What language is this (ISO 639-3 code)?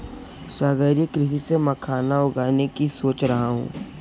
hin